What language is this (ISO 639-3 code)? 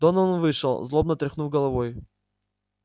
rus